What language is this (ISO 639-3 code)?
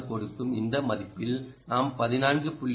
tam